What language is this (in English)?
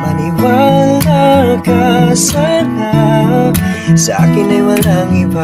Indonesian